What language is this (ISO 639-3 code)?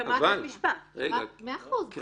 heb